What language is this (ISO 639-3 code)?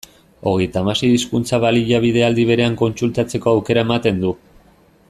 eus